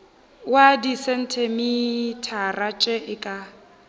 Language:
Northern Sotho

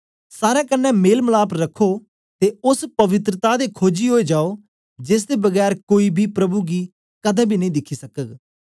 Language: Dogri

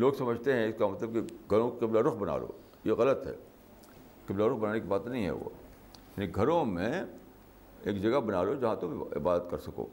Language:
Urdu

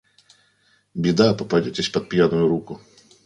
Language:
Russian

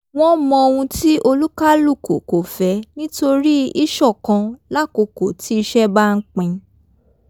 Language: Yoruba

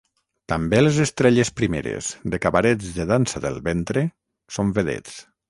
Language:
Catalan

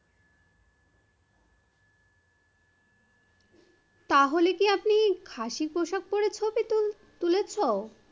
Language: Bangla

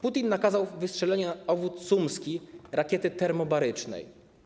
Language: Polish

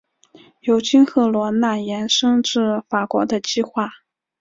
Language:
Chinese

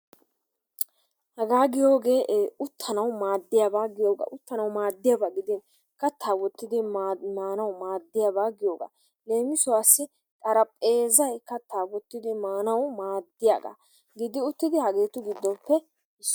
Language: Wolaytta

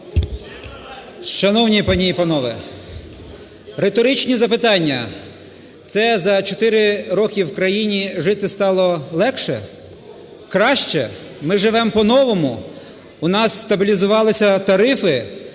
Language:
Ukrainian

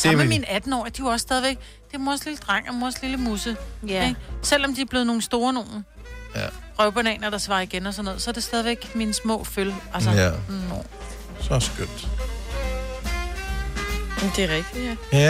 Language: Danish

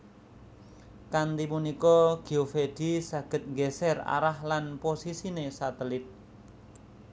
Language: Javanese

